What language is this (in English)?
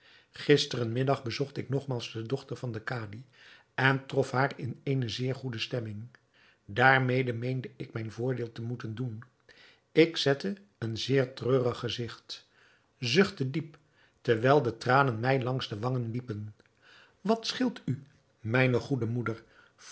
Dutch